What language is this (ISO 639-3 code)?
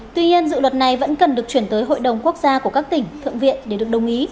vie